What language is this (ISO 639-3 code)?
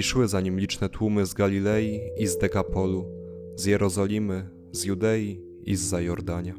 pol